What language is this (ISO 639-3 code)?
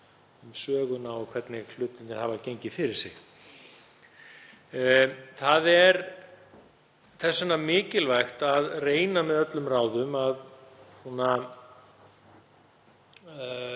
isl